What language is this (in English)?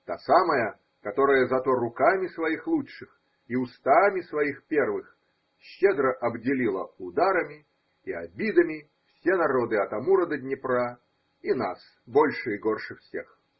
Russian